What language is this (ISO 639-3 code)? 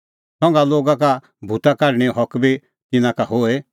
kfx